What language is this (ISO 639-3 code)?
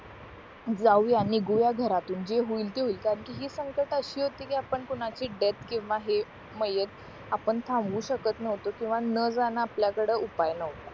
mar